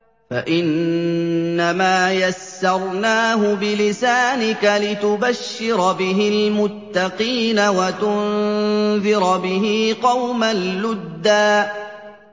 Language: Arabic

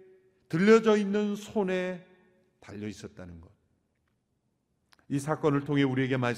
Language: Korean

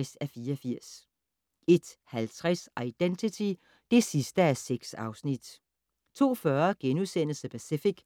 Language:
Danish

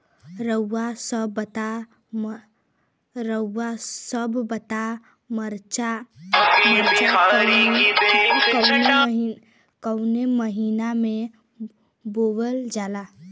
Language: Bhojpuri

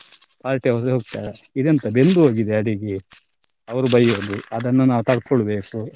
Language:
Kannada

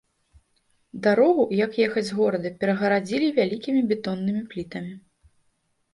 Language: Belarusian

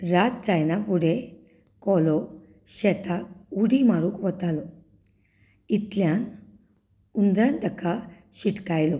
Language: Konkani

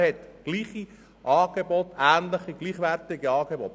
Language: Swiss German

